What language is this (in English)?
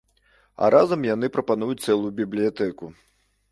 Belarusian